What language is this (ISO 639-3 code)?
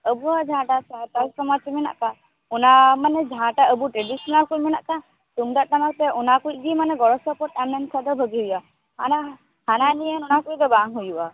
sat